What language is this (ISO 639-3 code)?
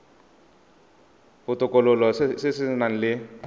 tsn